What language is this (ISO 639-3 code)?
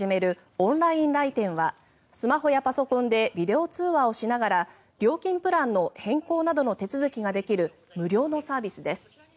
jpn